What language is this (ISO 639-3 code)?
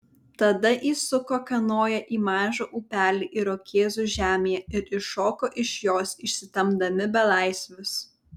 lit